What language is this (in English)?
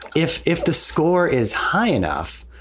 English